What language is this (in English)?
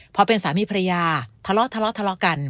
Thai